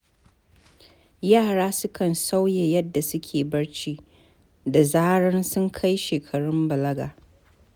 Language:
Hausa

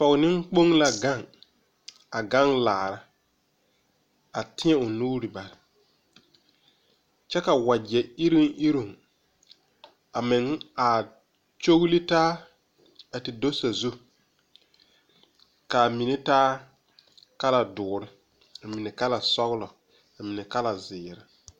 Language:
Southern Dagaare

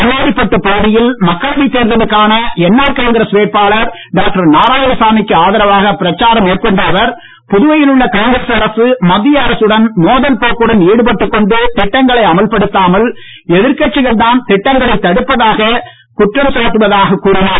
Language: Tamil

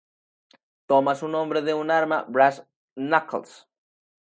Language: Spanish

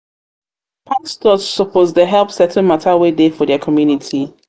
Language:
Nigerian Pidgin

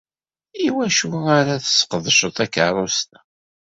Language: Kabyle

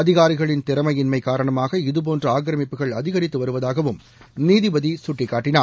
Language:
Tamil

